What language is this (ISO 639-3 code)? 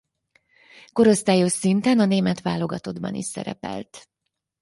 hun